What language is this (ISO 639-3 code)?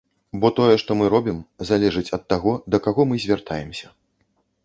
bel